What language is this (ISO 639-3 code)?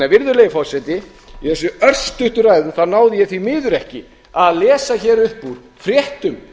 isl